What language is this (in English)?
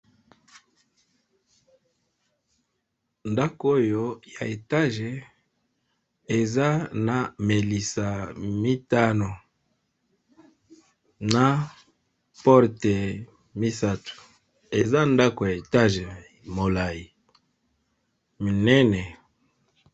Lingala